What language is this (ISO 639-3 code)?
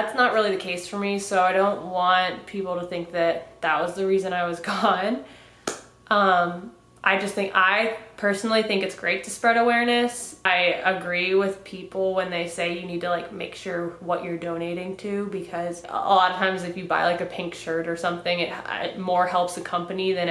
eng